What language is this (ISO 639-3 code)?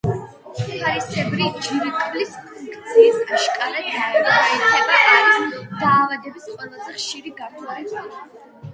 kat